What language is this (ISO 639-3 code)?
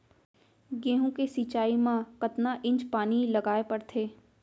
hne